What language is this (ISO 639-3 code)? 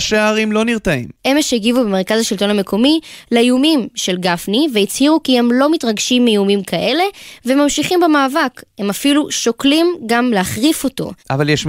heb